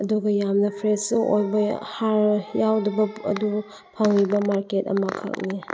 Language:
Manipuri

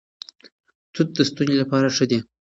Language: Pashto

